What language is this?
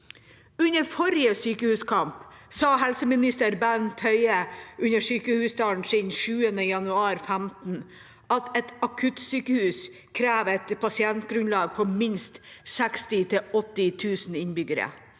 Norwegian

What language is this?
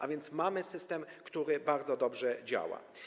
Polish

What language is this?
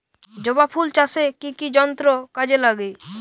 Bangla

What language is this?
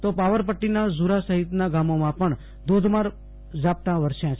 Gujarati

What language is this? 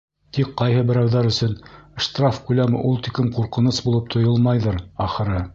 Bashkir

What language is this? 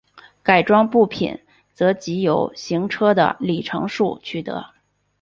Chinese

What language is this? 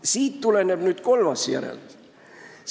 Estonian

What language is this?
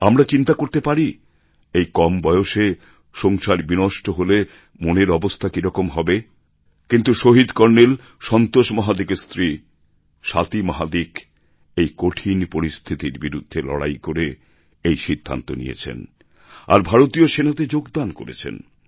Bangla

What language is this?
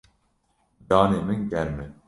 Kurdish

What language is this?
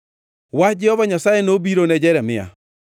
Luo (Kenya and Tanzania)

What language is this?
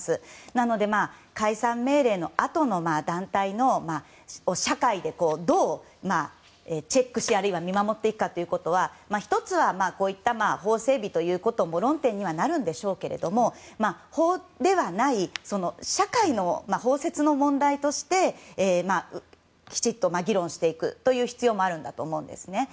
Japanese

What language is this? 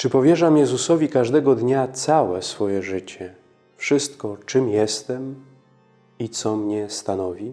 Polish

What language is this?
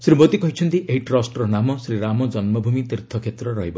Odia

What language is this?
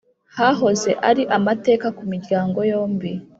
Kinyarwanda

